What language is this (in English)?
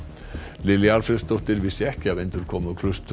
Icelandic